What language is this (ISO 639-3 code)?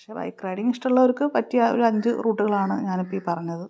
mal